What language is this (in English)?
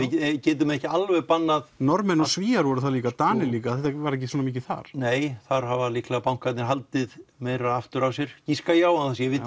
Icelandic